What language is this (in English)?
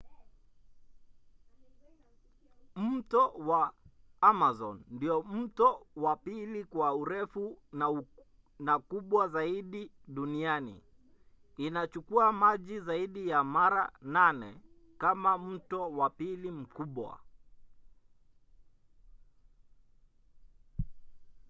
Swahili